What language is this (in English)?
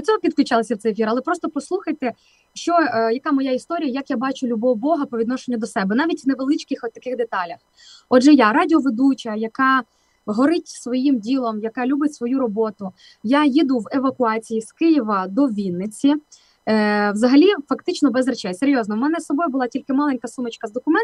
Ukrainian